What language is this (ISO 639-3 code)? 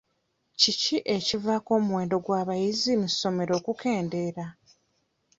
lug